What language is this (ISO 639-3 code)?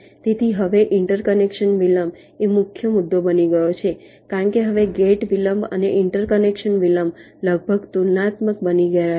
guj